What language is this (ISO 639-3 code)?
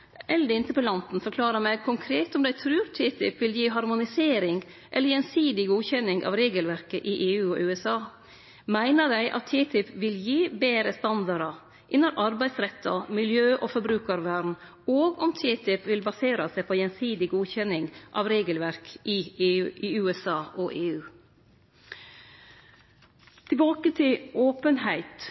nno